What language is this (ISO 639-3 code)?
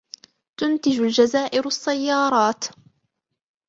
ara